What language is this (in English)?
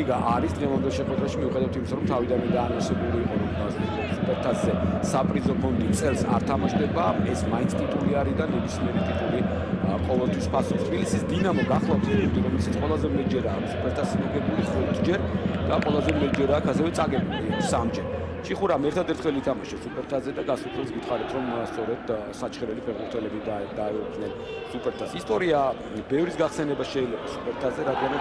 Romanian